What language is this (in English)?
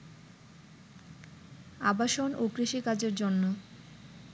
Bangla